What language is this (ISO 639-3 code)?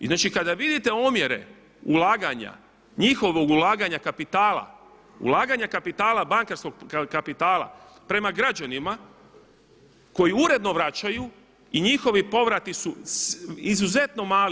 hrv